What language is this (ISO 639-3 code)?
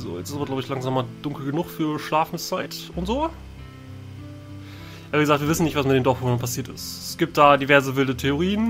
deu